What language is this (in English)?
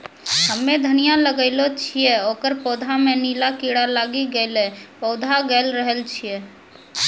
Maithili